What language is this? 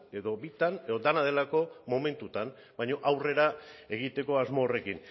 Basque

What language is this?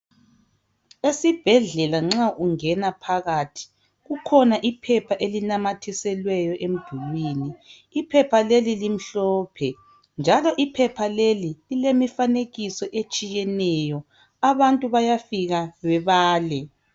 North Ndebele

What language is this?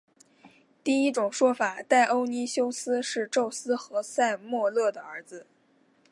Chinese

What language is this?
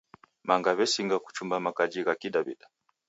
Taita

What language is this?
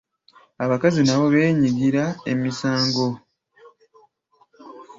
Ganda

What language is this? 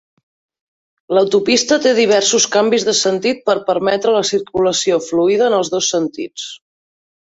Catalan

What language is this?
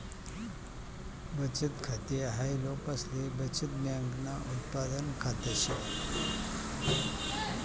Marathi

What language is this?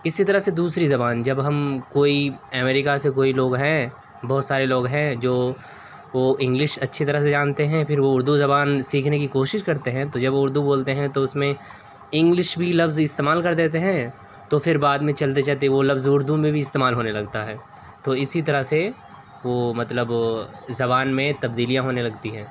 Urdu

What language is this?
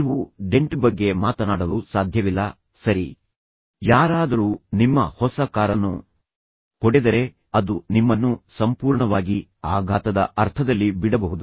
Kannada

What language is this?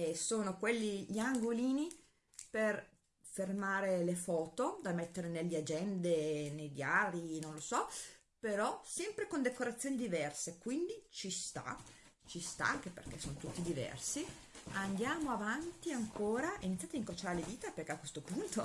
Italian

